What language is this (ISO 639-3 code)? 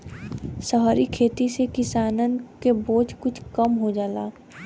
bho